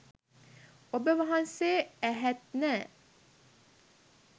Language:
Sinhala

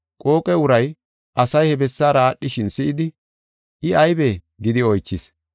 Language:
Gofa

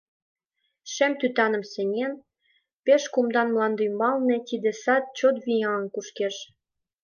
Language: Mari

